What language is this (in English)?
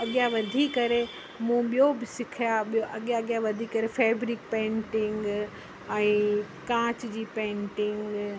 Sindhi